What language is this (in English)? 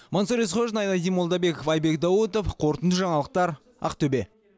Kazakh